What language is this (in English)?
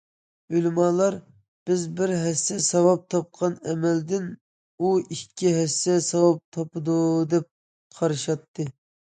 Uyghur